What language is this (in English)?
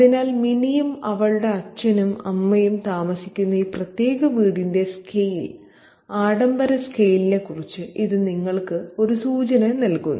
Malayalam